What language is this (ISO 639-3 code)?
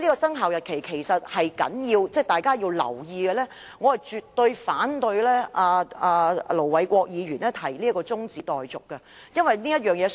yue